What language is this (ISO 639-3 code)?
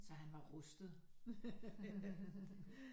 dan